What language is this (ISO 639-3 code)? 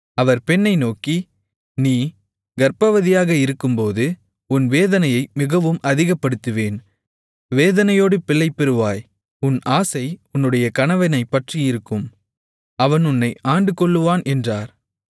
tam